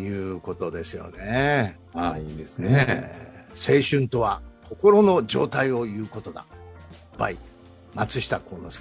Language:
Japanese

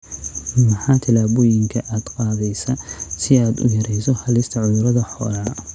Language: Somali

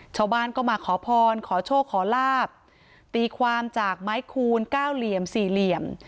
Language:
Thai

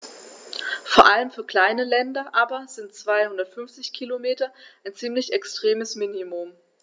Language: German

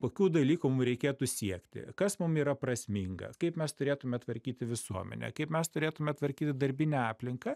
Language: Lithuanian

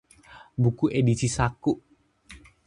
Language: Indonesian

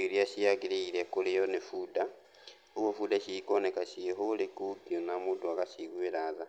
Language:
Kikuyu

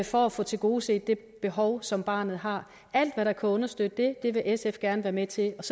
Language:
Danish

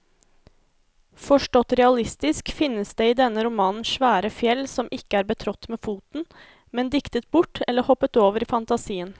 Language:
Norwegian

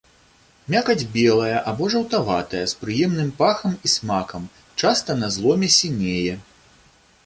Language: Belarusian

